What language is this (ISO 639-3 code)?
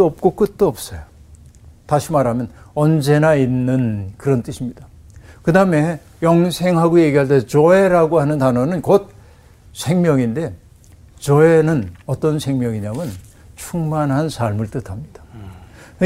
kor